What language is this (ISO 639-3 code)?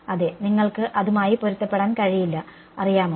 mal